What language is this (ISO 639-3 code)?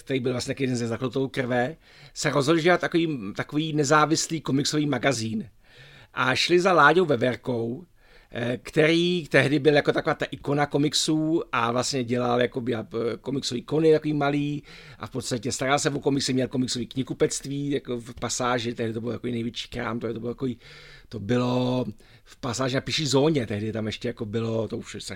ces